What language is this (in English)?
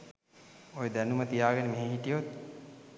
Sinhala